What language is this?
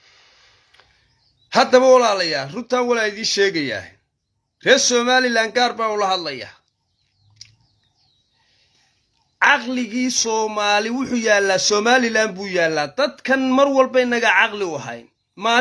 Arabic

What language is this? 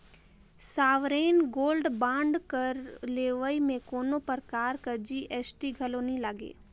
Chhattisgarhi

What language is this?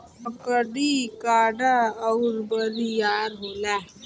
Bhojpuri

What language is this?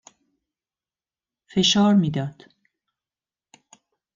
Persian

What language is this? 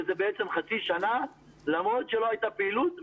Hebrew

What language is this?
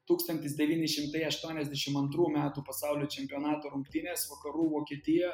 Lithuanian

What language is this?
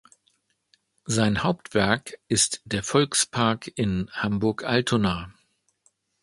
German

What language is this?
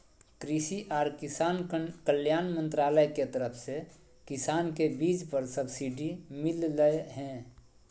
Magahi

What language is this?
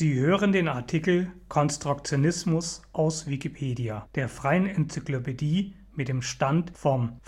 German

